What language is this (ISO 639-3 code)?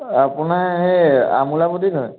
asm